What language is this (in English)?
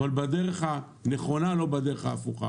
Hebrew